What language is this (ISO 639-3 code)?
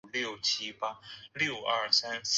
zho